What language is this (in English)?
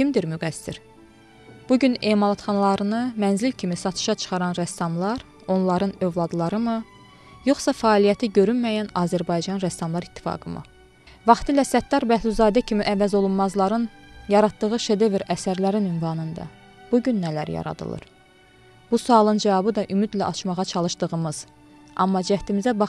Turkish